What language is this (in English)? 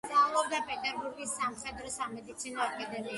Georgian